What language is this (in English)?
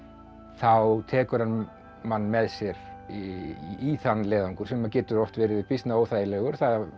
Icelandic